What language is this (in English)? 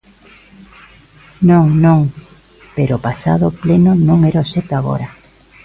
Galician